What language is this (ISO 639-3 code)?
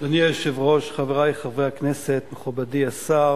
heb